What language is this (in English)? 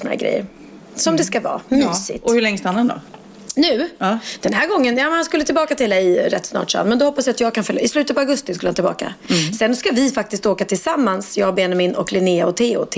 Swedish